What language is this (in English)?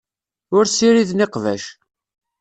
Kabyle